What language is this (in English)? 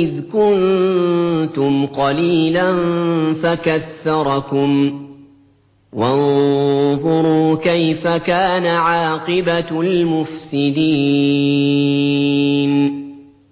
Arabic